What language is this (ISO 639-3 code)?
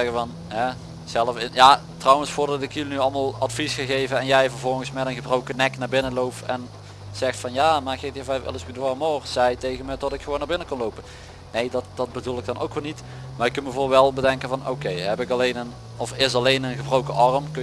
nld